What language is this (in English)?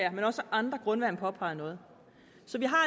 Danish